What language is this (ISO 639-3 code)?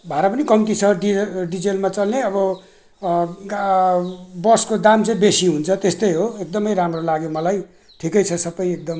nep